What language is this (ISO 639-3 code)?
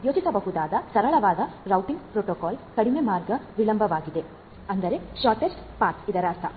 kan